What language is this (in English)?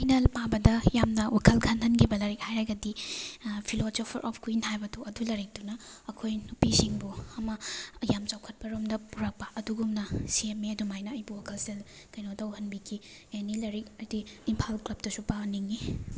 Manipuri